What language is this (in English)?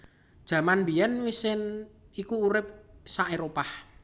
Javanese